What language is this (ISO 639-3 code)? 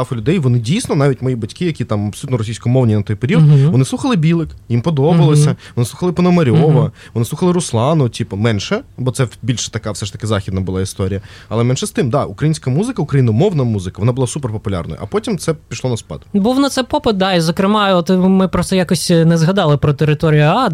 ukr